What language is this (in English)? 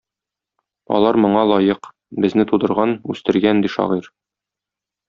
Tatar